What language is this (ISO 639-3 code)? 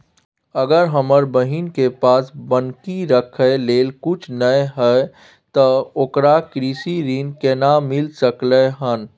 mai